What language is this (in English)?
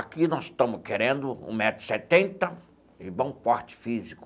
Portuguese